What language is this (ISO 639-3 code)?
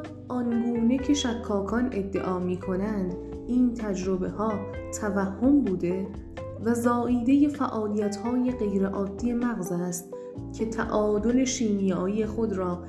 fas